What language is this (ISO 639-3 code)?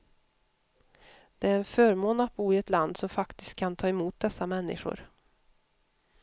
swe